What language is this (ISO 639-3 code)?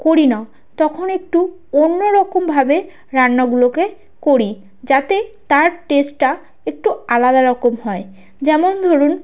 ben